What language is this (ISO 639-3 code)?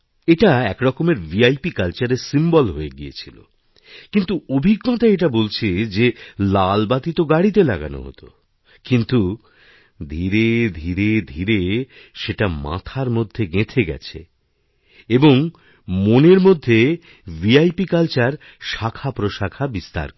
ben